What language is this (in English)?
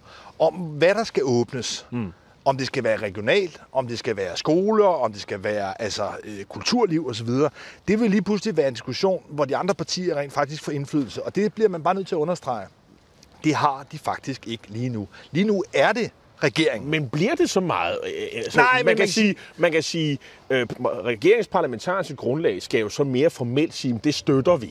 Danish